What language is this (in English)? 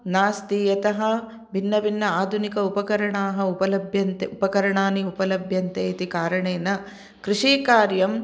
Sanskrit